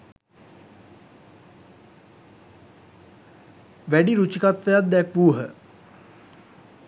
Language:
Sinhala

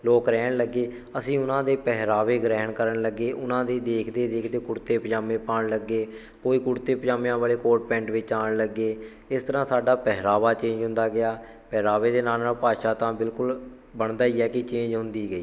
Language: Punjabi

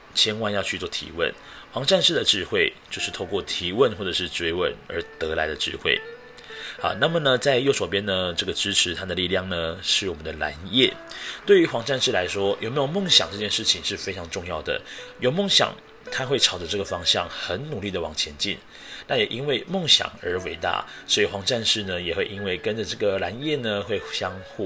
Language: Chinese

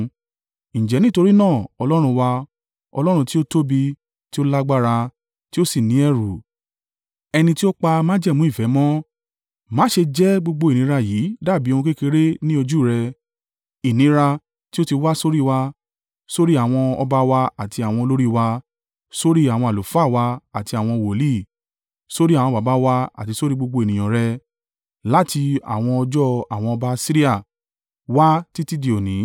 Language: Yoruba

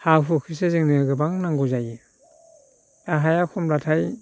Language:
Bodo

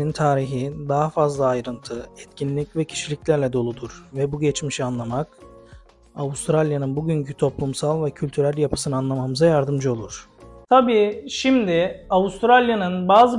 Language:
Turkish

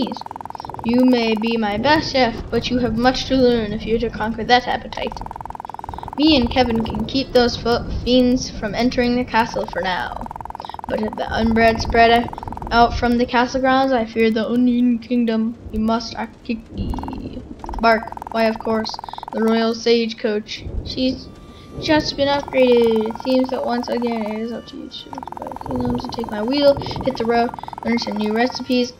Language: English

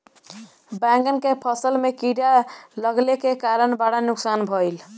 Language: Bhojpuri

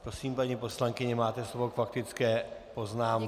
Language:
Czech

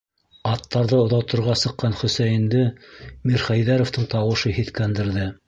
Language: Bashkir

